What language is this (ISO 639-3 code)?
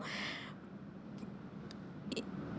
eng